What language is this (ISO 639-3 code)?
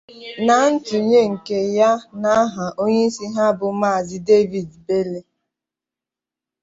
ibo